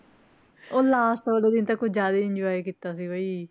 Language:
Punjabi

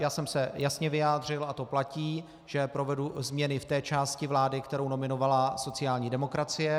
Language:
Czech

